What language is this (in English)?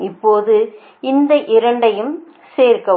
Tamil